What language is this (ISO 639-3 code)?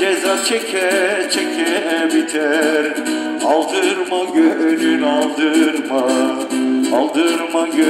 ita